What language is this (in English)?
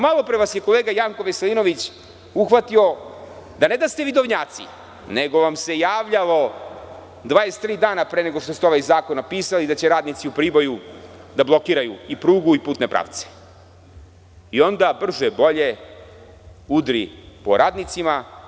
Serbian